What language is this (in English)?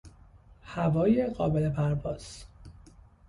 Persian